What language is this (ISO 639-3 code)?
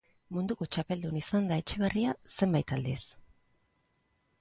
eus